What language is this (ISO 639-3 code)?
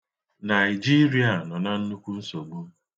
ibo